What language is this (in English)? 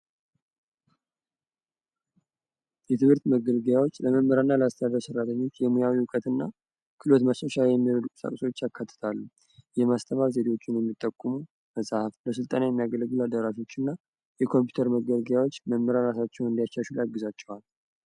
Amharic